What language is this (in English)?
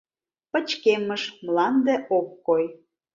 Mari